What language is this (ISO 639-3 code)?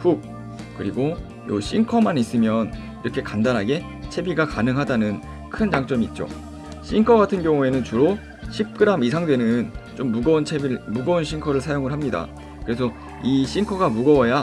kor